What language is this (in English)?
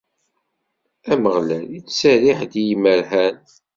Kabyle